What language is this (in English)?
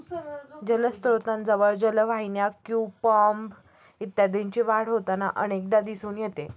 Marathi